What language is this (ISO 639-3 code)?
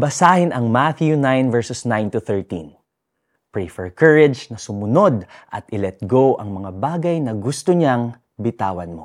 fil